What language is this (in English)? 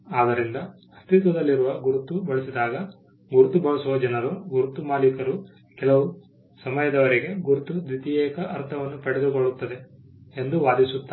Kannada